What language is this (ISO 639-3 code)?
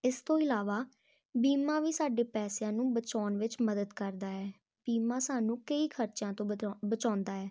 pan